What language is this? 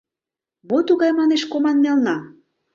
Mari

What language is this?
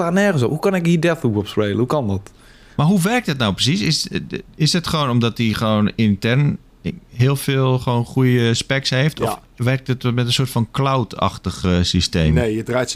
Dutch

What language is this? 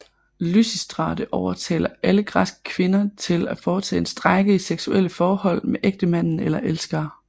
Danish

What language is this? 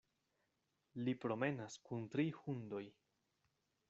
Esperanto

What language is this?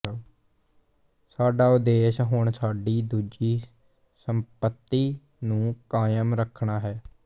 Punjabi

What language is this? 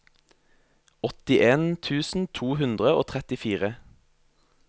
Norwegian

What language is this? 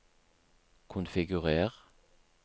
Norwegian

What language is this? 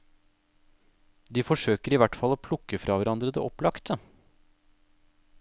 Norwegian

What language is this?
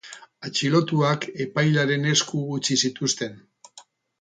Basque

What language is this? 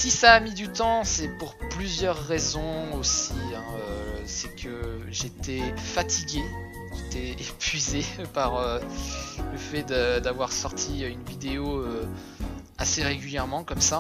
French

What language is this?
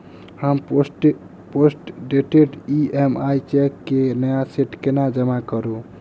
Maithili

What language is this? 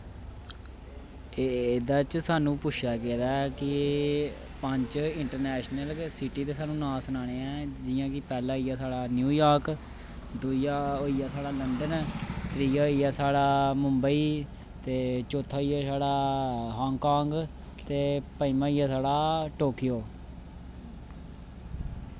Dogri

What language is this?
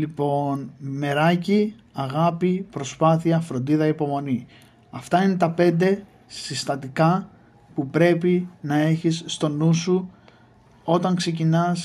Greek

